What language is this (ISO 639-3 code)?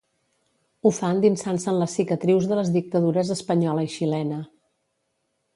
cat